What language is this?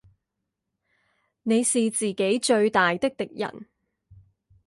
Chinese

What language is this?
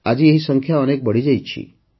Odia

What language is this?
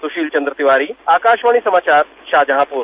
Hindi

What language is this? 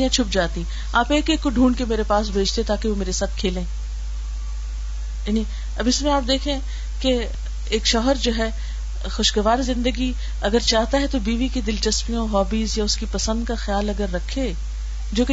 Urdu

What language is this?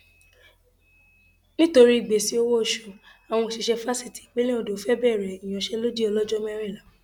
Yoruba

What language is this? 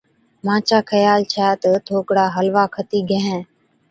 Od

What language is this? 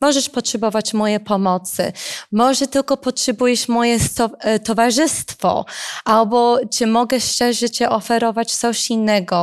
Polish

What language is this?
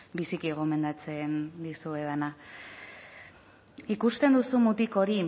Basque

